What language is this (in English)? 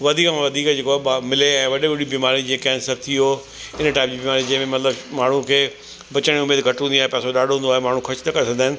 Sindhi